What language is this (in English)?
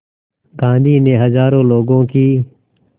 Hindi